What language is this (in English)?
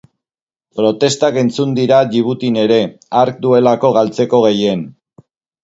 Basque